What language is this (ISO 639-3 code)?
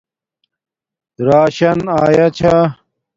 dmk